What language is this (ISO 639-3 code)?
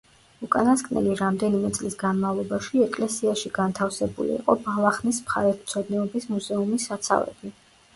kat